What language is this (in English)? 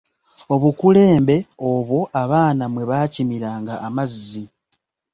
Ganda